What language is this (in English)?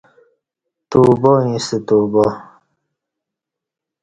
Kati